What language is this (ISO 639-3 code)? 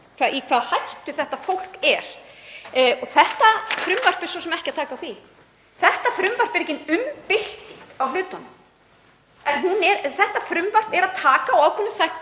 isl